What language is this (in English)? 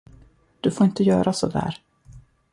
Swedish